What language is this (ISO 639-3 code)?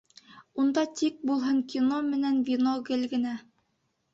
bak